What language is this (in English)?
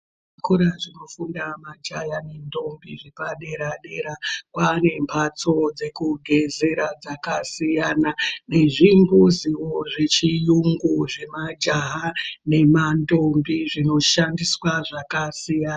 Ndau